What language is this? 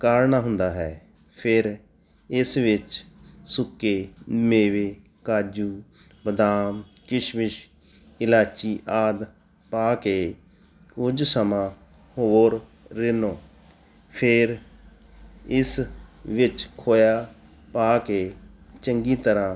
Punjabi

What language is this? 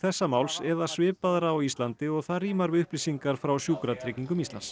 Icelandic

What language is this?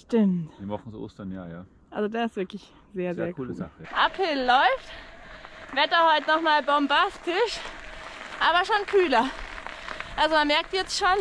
German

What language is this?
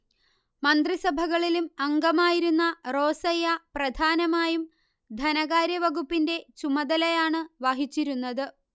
Malayalam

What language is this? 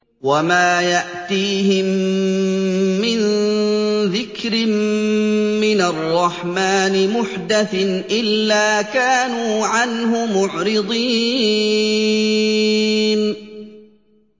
Arabic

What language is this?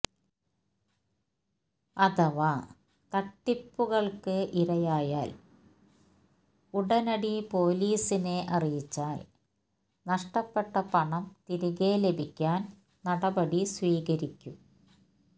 Malayalam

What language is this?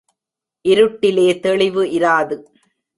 Tamil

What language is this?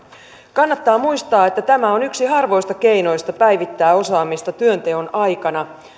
Finnish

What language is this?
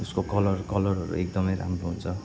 Nepali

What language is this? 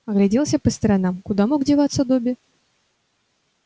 Russian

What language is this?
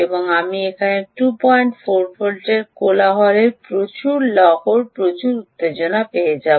Bangla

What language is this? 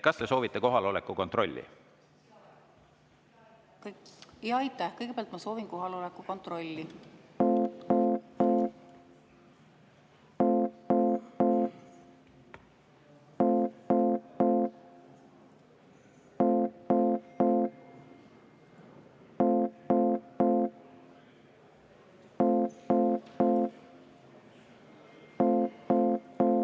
Estonian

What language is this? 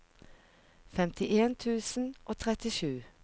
Norwegian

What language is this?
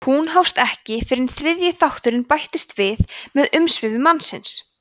Icelandic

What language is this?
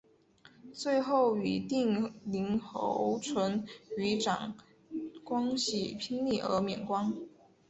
Chinese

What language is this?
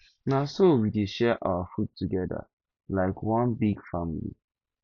Nigerian Pidgin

